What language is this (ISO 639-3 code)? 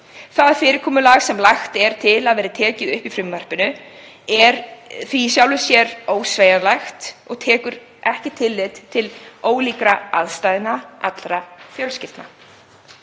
isl